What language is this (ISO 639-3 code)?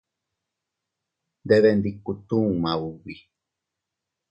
cut